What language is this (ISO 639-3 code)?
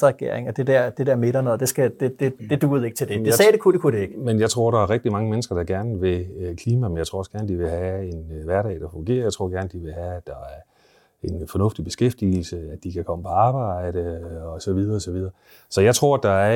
dan